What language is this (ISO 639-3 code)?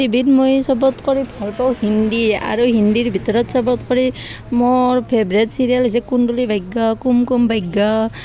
asm